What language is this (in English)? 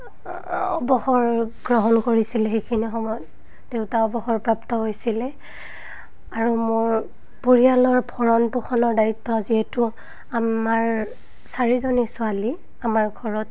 Assamese